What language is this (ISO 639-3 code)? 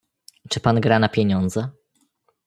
pol